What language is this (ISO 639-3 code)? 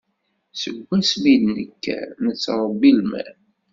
kab